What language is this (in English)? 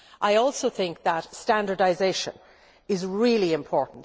English